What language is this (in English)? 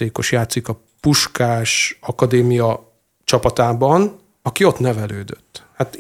Hungarian